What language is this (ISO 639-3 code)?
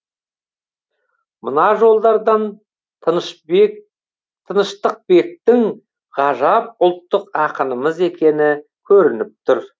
kaz